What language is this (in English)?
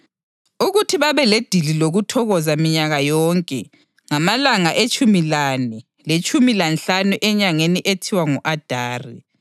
North Ndebele